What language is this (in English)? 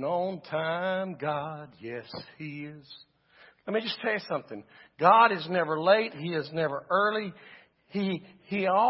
English